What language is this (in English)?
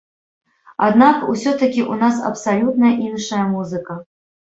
Belarusian